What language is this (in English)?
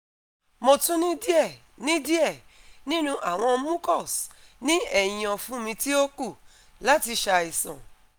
Yoruba